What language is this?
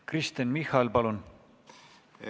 Estonian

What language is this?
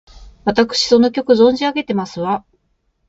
Japanese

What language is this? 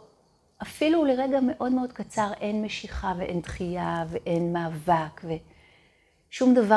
Hebrew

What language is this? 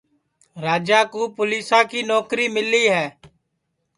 Sansi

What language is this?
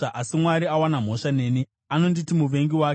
Shona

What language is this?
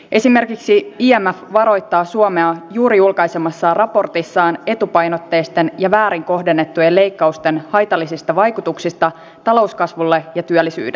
Finnish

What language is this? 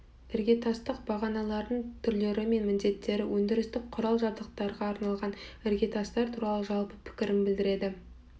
Kazakh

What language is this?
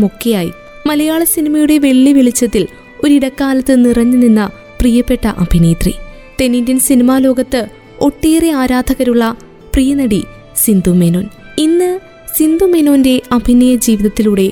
Malayalam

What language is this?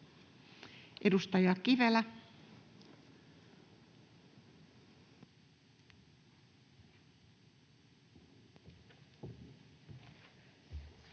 Finnish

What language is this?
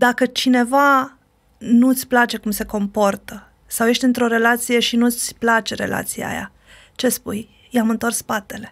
Romanian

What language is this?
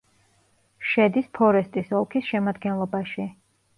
Georgian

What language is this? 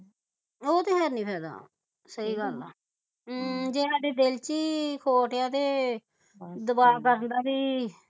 Punjabi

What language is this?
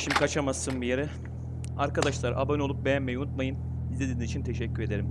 Turkish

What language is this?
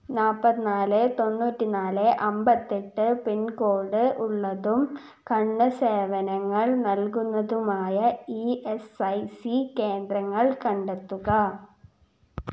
Malayalam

